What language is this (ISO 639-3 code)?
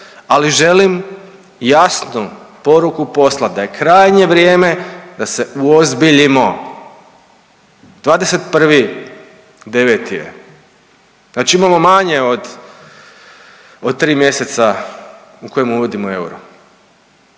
hrv